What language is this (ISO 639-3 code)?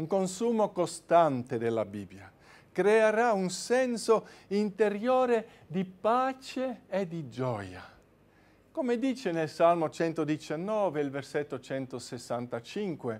ita